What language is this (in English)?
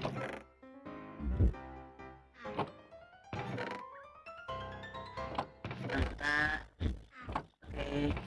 Vietnamese